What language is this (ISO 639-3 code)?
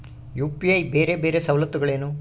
kan